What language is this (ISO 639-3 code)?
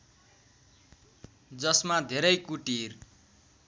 nep